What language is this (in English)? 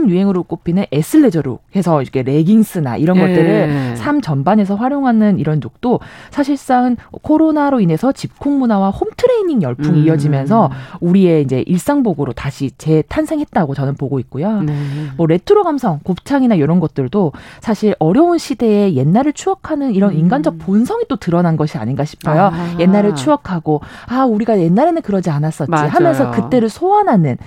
Korean